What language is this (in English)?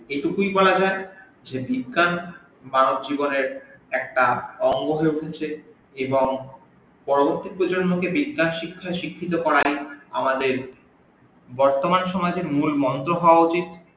Bangla